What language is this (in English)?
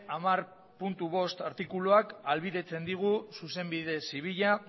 Basque